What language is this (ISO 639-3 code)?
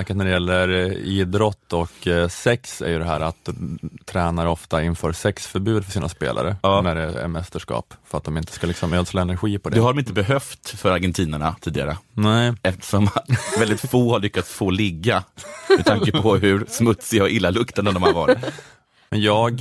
swe